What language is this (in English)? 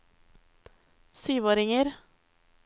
Norwegian